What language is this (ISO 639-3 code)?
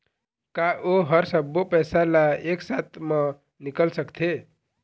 hne